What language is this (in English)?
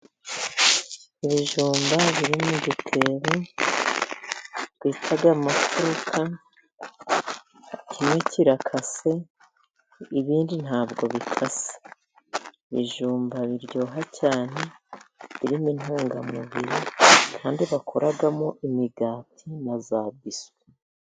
Kinyarwanda